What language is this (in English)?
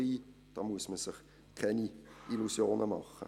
Swiss German